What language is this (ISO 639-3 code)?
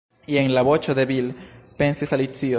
epo